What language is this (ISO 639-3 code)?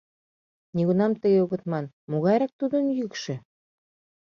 chm